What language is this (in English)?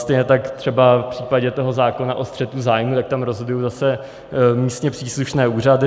Czech